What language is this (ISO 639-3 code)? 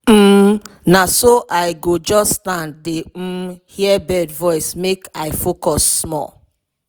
pcm